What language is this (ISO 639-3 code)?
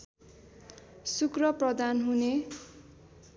nep